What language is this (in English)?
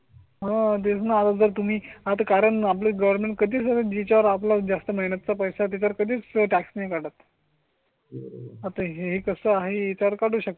Marathi